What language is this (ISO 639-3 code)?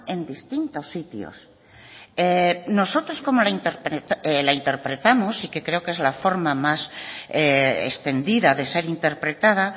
spa